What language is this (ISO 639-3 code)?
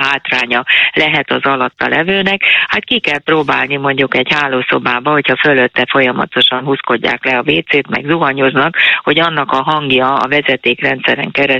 hun